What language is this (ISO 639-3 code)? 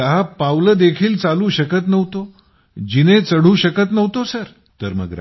mar